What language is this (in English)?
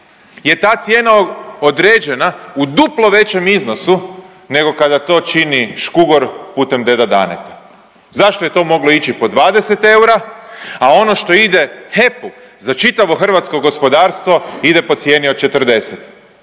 Croatian